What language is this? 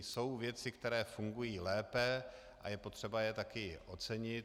Czech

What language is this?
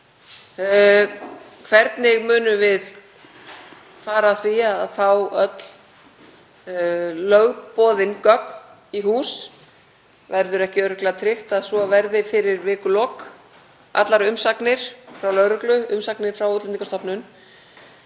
Icelandic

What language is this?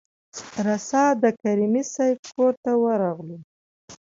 Pashto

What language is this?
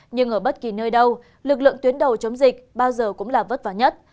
Vietnamese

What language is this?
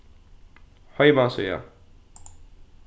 Faroese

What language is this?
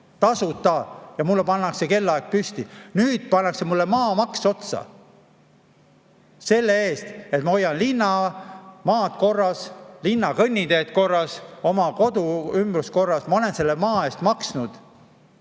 Estonian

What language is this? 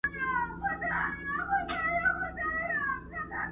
Pashto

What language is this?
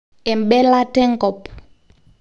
Masai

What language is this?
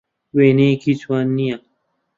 Central Kurdish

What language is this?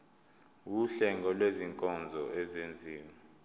Zulu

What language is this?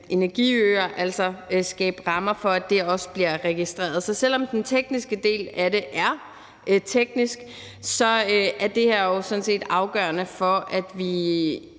Danish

